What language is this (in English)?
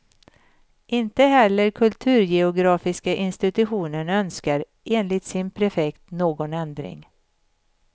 Swedish